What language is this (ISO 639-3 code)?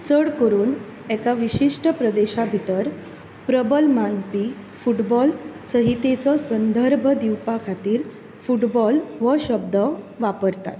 kok